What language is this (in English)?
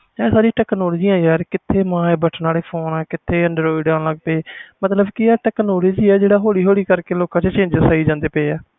Punjabi